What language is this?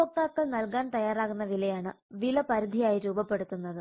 Malayalam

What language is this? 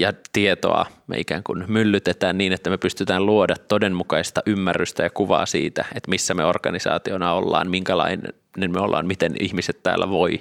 Finnish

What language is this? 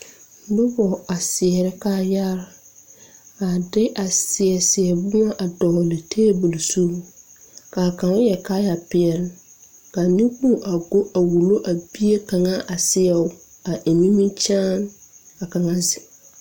Southern Dagaare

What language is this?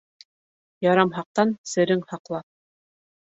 Bashkir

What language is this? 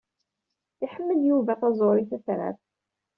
Kabyle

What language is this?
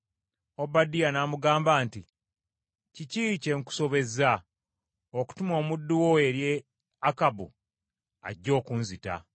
Ganda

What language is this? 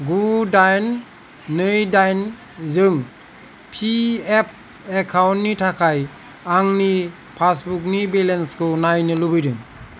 Bodo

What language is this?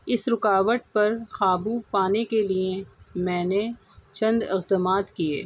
Urdu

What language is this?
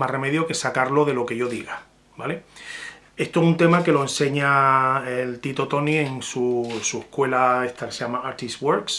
Spanish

